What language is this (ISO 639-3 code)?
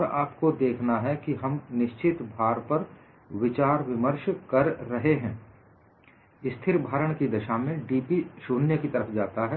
hin